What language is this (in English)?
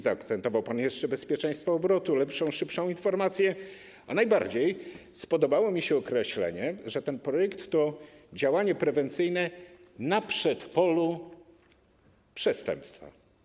Polish